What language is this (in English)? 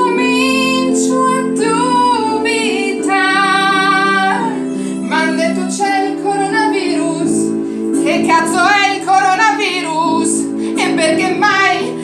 Italian